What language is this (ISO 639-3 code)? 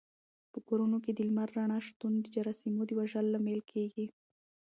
pus